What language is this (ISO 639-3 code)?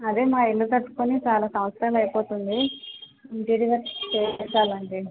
tel